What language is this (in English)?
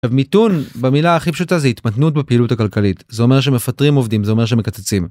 Hebrew